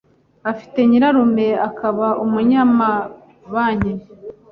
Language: Kinyarwanda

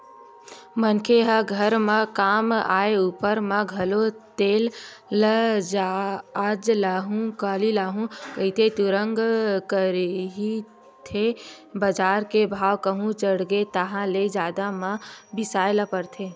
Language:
Chhattisgarhi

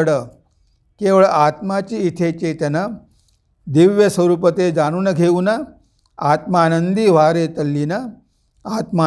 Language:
Marathi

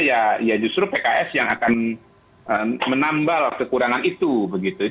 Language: Indonesian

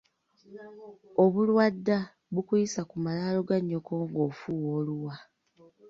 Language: Ganda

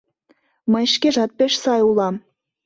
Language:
Mari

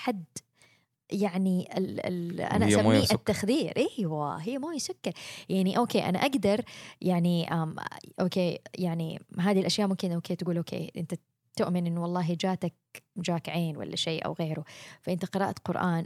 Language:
Arabic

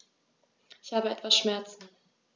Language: German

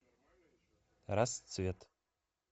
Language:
Russian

